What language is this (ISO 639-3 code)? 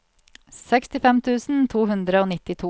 nor